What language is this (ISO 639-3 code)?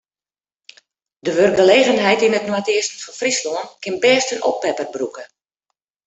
fry